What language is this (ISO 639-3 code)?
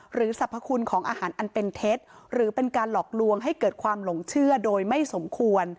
tha